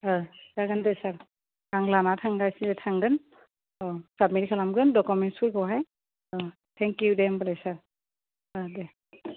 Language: Bodo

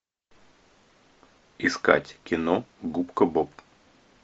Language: Russian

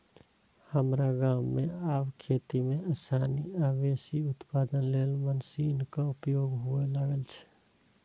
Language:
Maithili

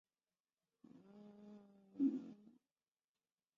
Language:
Chinese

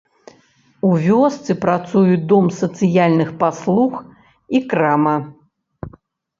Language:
Belarusian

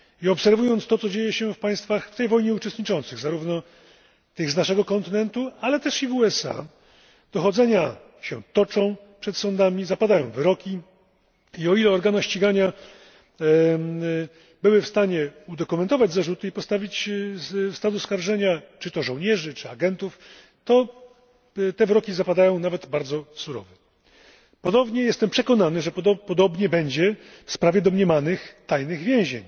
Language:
Polish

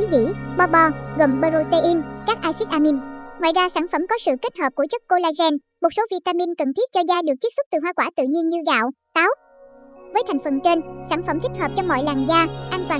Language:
Vietnamese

